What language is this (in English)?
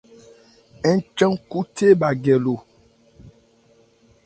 Ebrié